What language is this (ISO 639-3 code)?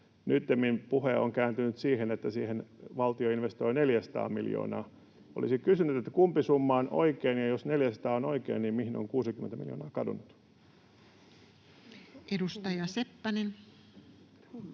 fin